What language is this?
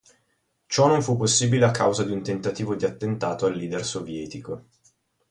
Italian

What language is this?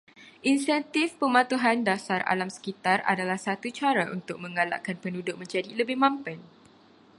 Malay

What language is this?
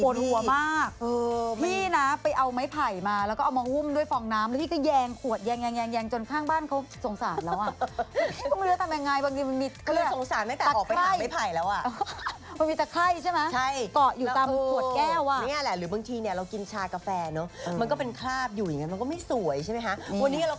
Thai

